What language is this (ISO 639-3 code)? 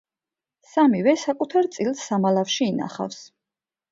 kat